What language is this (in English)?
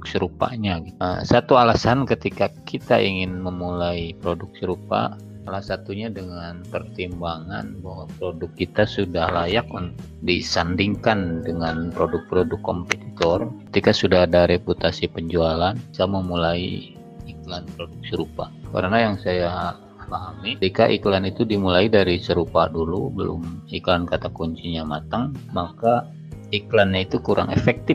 Indonesian